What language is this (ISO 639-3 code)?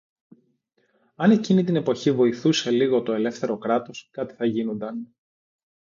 ell